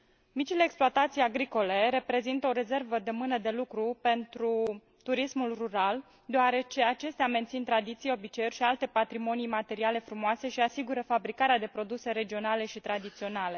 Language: Romanian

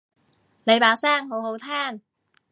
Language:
Cantonese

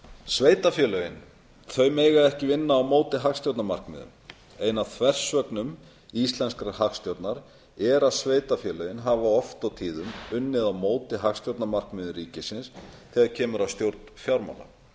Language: Icelandic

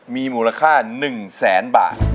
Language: Thai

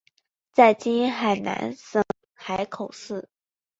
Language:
Chinese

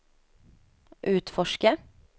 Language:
Swedish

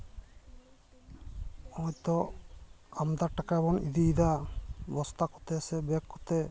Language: Santali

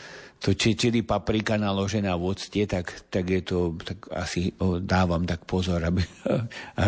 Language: Slovak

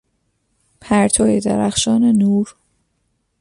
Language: Persian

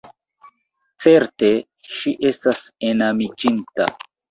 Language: Esperanto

